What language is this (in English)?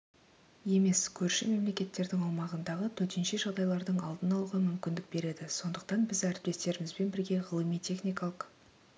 Kazakh